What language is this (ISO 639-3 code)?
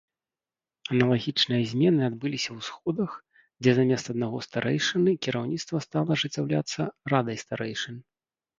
bel